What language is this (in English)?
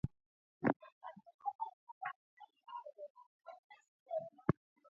Swahili